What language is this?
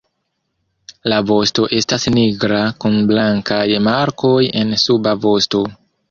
Esperanto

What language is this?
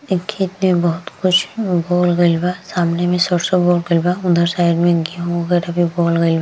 Bhojpuri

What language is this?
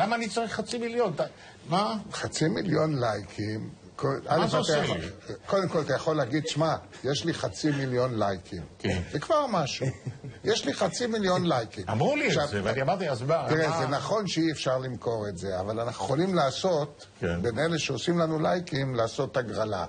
Hebrew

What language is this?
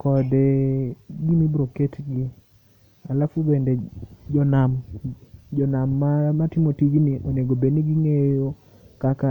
Luo (Kenya and Tanzania)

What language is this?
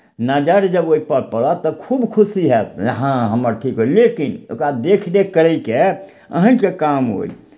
Maithili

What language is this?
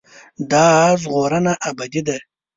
Pashto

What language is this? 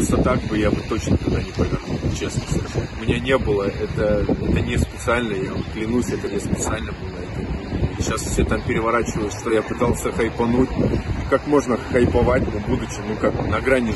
Russian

